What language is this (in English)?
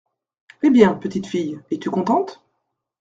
French